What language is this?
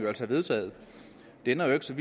Danish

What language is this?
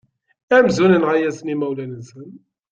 Kabyle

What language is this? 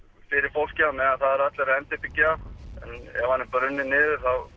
Icelandic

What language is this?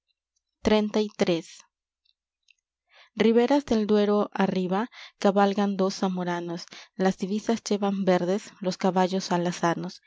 Spanish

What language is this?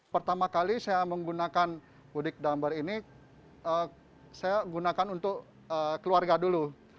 Indonesian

